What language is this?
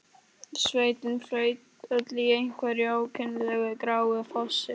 Icelandic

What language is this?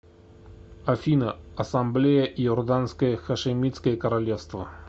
Russian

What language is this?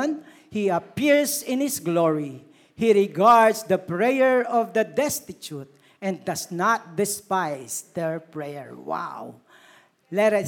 Filipino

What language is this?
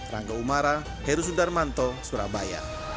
Indonesian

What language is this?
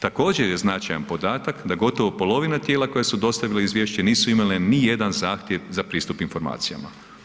Croatian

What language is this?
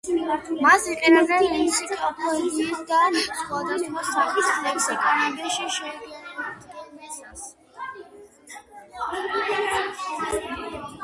Georgian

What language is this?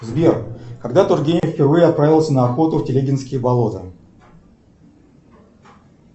Russian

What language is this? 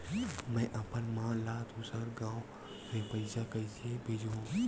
Chhattisgarhi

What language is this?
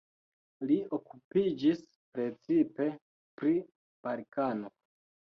Esperanto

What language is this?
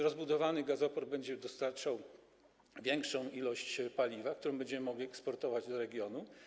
Polish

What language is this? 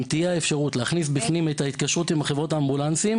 Hebrew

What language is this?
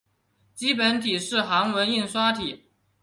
Chinese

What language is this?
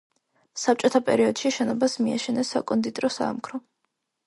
Georgian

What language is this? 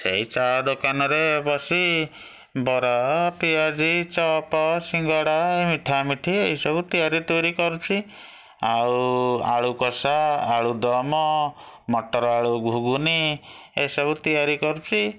Odia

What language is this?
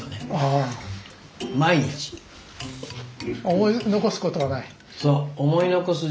Japanese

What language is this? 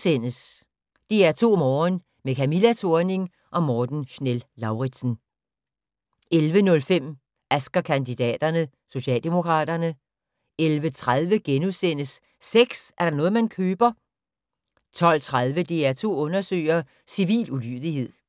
Danish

